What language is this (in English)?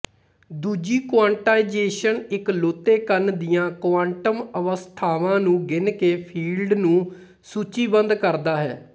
Punjabi